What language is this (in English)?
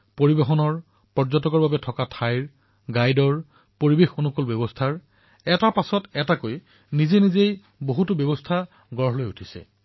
Assamese